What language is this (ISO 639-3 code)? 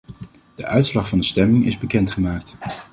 nld